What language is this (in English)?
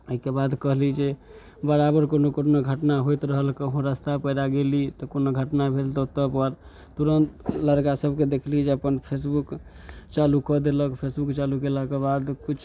Maithili